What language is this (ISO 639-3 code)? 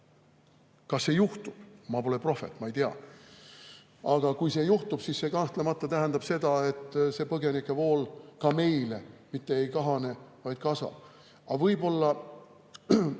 est